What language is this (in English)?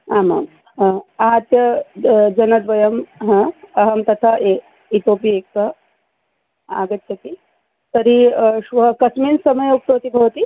Sanskrit